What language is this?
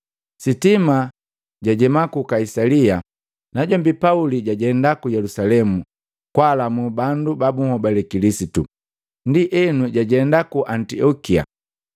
Matengo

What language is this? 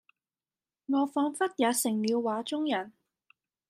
Cantonese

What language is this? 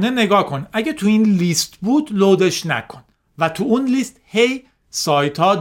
Persian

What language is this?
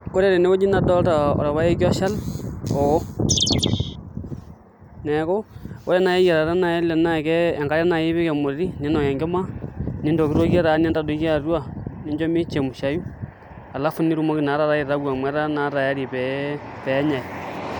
Masai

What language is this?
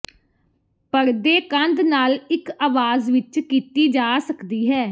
Punjabi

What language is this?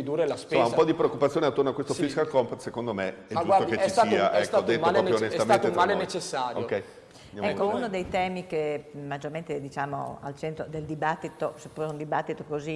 Italian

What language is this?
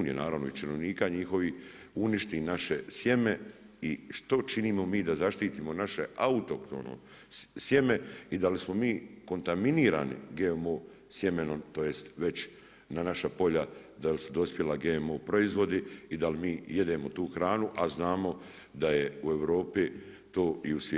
Croatian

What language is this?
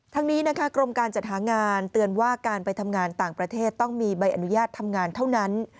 Thai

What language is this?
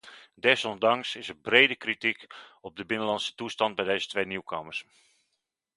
Dutch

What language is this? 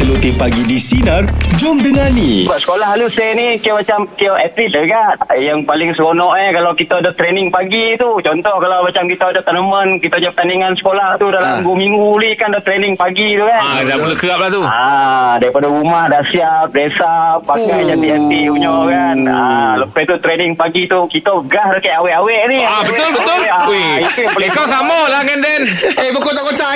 Malay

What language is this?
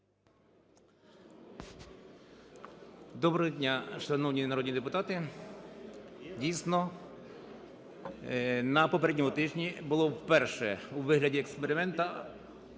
Ukrainian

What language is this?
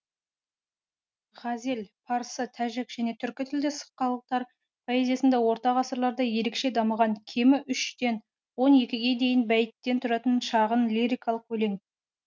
Kazakh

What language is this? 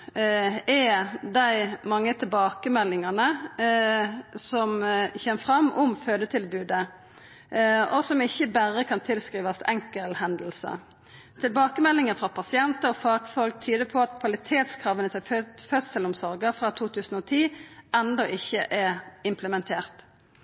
Norwegian Nynorsk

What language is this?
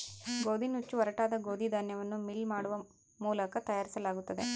Kannada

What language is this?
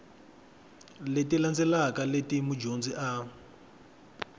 Tsonga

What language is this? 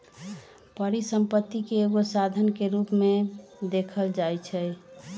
Magahi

